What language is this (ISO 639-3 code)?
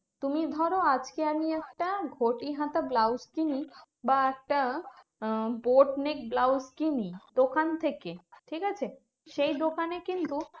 ben